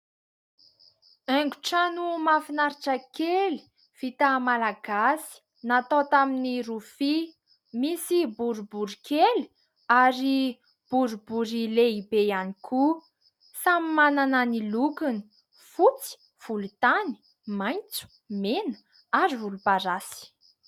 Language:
Malagasy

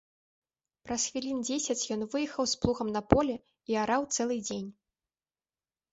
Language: Belarusian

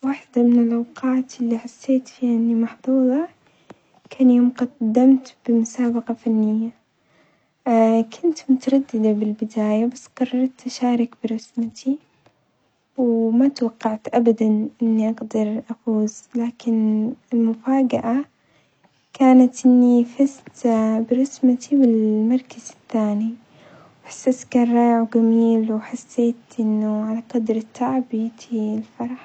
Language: Omani Arabic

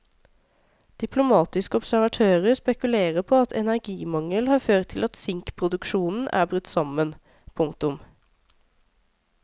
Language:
Norwegian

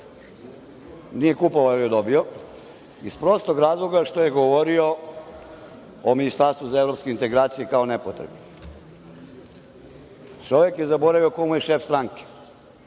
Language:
Serbian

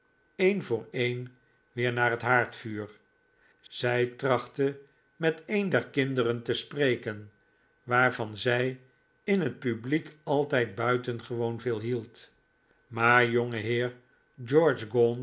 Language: Dutch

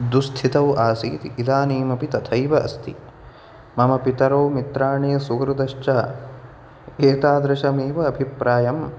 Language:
Sanskrit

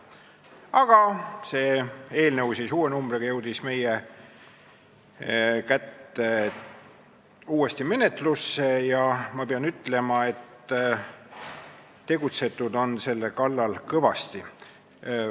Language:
Estonian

